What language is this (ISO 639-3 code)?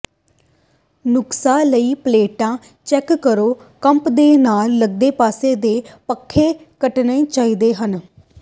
pan